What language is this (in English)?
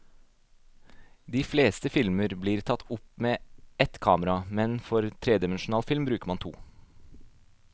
Norwegian